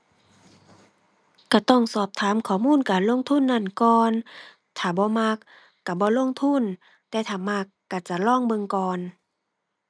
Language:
Thai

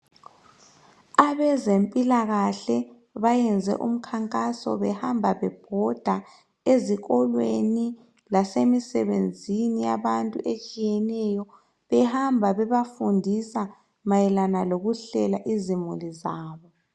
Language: North Ndebele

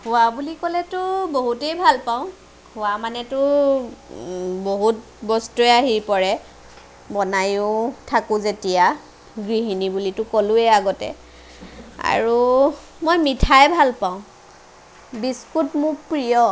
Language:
Assamese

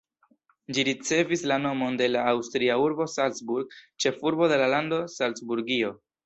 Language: Esperanto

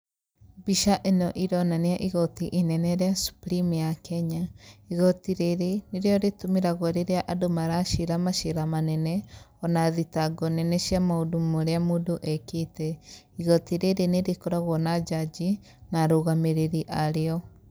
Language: Kikuyu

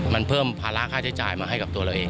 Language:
Thai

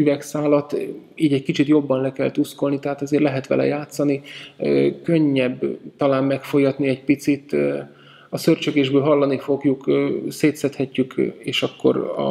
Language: Hungarian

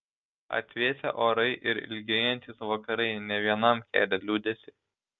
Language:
Lithuanian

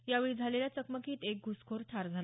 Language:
Marathi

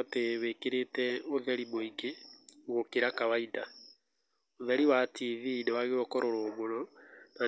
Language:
Kikuyu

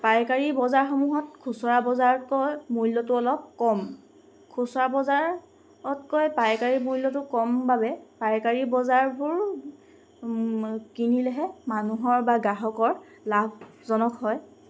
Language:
Assamese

